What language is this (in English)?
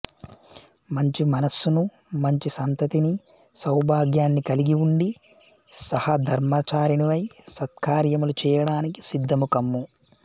Telugu